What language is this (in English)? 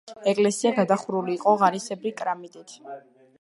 Georgian